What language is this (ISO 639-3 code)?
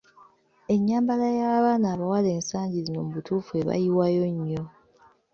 lug